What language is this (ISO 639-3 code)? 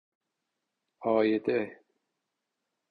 fas